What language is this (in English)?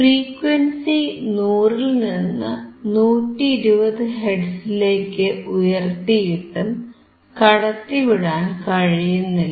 Malayalam